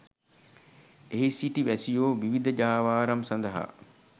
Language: Sinhala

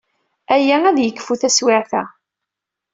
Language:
Kabyle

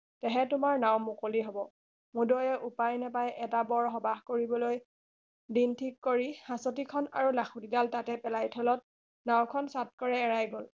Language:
Assamese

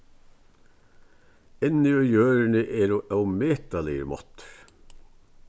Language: Faroese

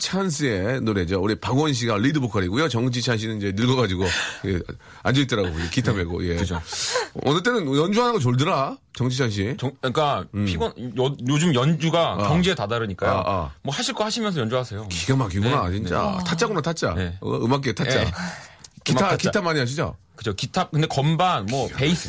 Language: Korean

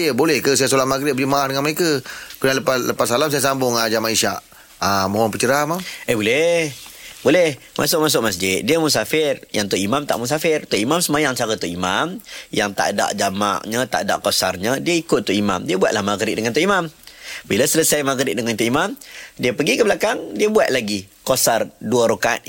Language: Malay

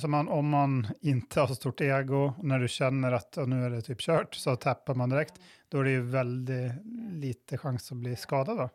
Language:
Swedish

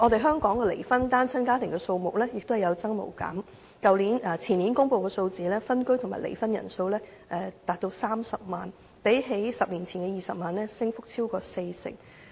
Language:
Cantonese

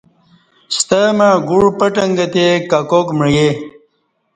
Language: Kati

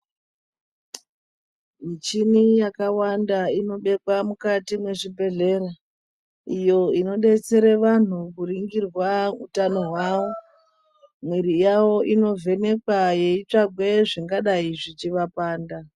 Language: Ndau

